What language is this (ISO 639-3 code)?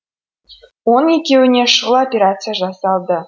kaz